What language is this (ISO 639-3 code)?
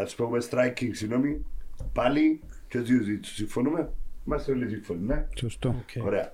ell